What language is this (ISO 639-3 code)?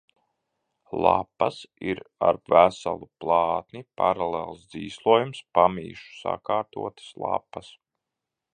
lav